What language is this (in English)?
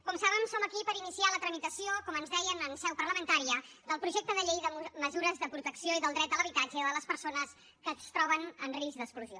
Catalan